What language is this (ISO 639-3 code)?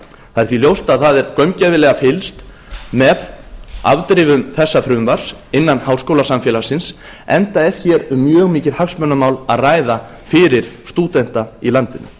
isl